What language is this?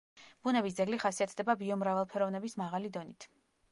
Georgian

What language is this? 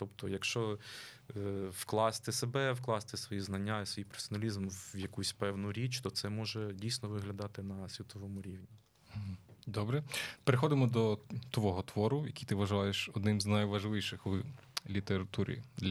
Ukrainian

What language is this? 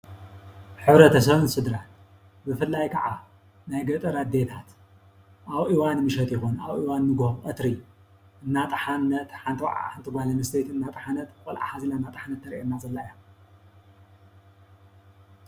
Tigrinya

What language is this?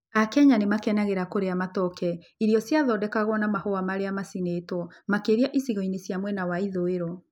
Kikuyu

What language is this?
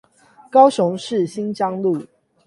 Chinese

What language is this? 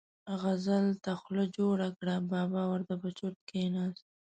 Pashto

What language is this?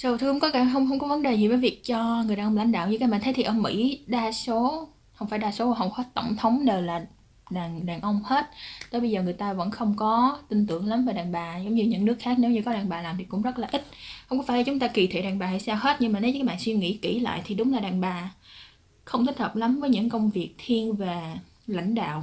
Vietnamese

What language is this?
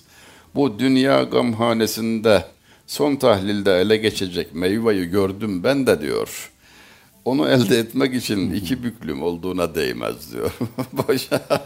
Turkish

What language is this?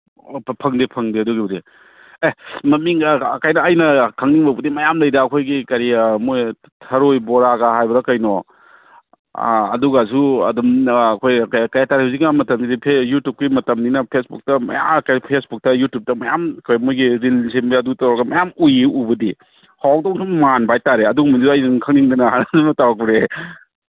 Manipuri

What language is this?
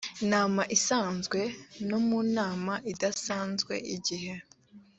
Kinyarwanda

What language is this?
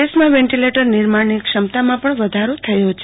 Gujarati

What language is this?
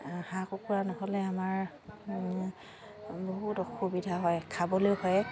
Assamese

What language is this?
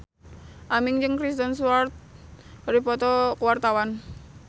Sundanese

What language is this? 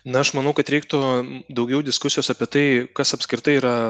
Lithuanian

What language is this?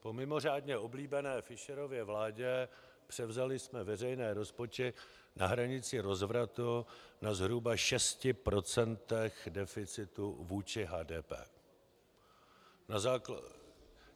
Czech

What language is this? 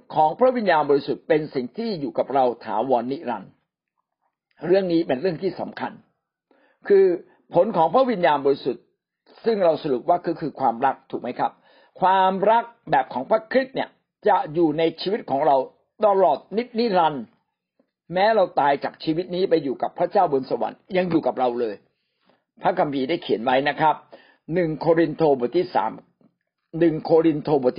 Thai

